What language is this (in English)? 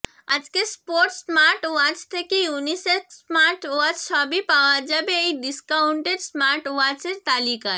Bangla